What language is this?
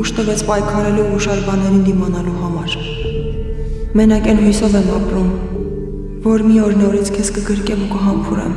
Romanian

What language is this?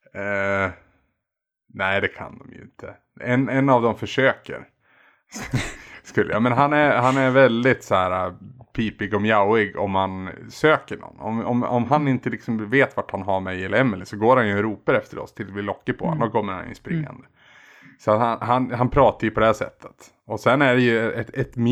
Swedish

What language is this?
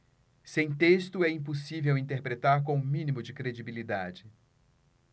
Portuguese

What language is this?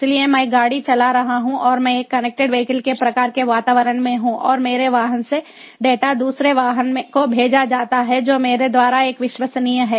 Hindi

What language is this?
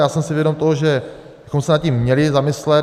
Czech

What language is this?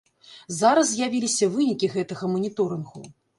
Belarusian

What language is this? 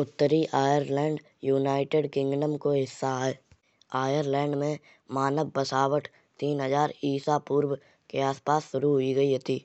Kanauji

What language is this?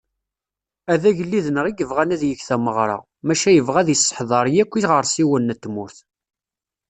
Kabyle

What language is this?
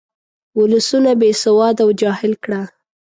Pashto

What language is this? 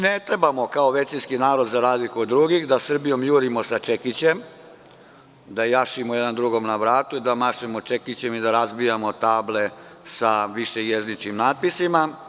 Serbian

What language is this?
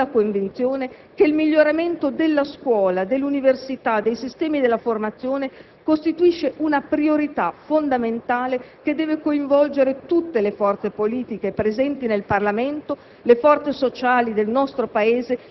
Italian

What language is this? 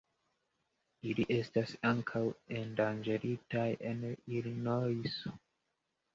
Esperanto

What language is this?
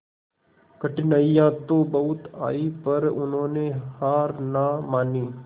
Hindi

